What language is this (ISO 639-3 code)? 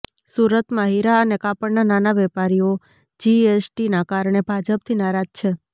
guj